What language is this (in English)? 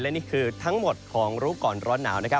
Thai